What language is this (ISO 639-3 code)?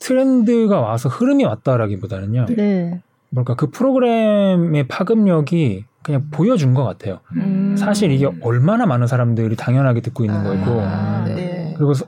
kor